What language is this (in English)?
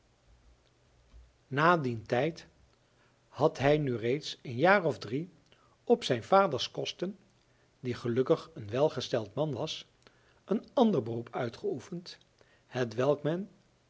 Dutch